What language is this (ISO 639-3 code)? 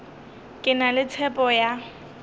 nso